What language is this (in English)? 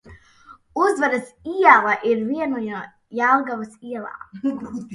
Latvian